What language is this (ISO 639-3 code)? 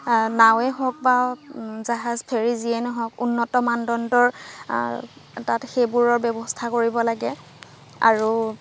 asm